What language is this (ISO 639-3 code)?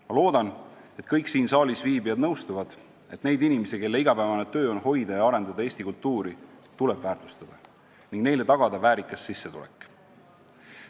est